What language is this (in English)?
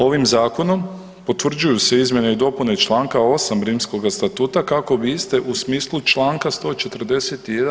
Croatian